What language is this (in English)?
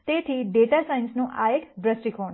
Gujarati